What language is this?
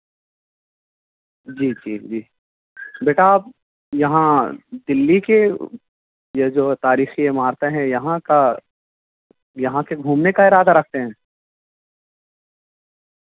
Urdu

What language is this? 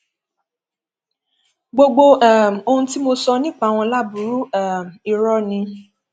Yoruba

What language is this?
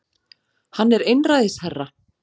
Icelandic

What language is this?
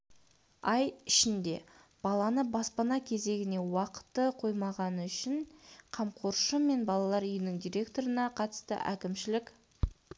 Kazakh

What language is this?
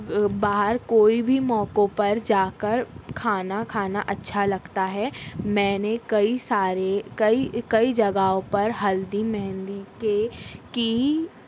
Urdu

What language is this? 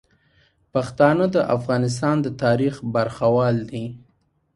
Pashto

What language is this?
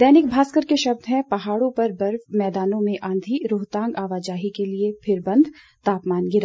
Hindi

